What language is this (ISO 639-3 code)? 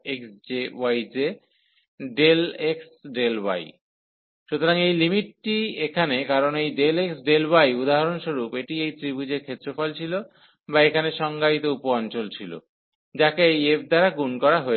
ben